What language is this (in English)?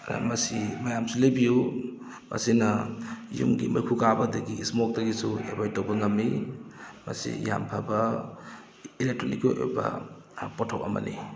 Manipuri